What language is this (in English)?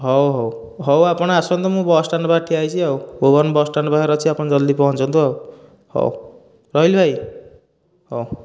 Odia